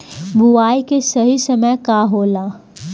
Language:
Bhojpuri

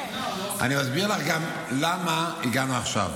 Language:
Hebrew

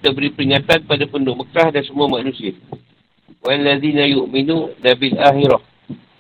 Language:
Malay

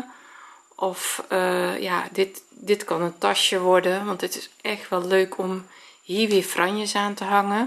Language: Dutch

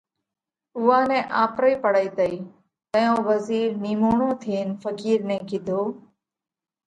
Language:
Parkari Koli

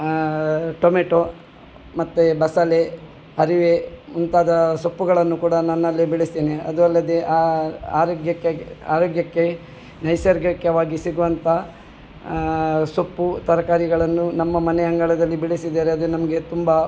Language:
Kannada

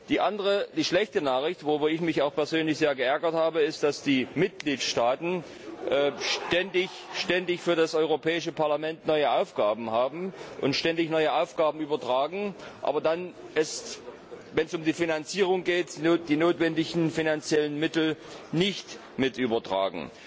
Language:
German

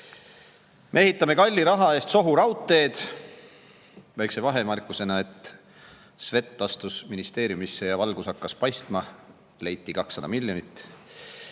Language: Estonian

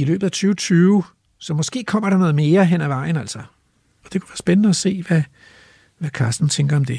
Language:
Danish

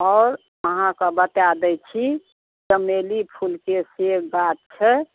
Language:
Maithili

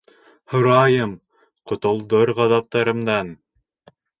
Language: Bashkir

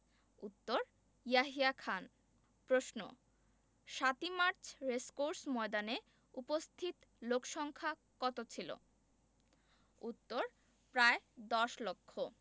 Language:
Bangla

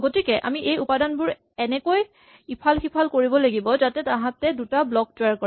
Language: Assamese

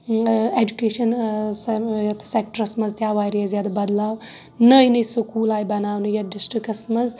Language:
Kashmiri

